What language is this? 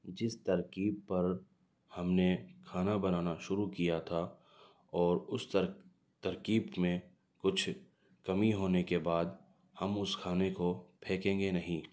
Urdu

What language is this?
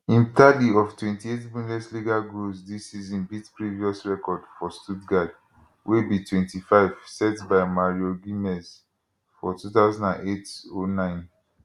Nigerian Pidgin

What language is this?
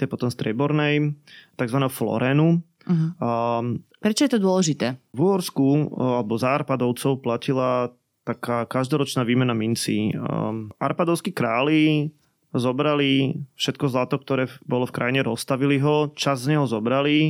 Slovak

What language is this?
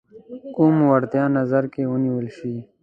Pashto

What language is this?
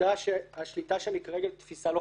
Hebrew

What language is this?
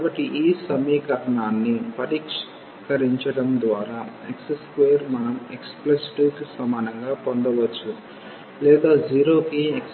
Telugu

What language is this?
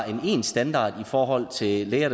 Danish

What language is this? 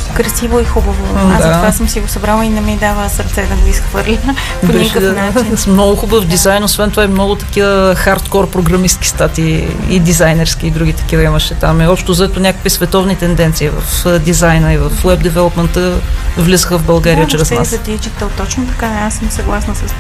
Bulgarian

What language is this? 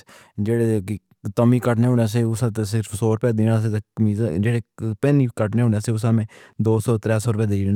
Pahari-Potwari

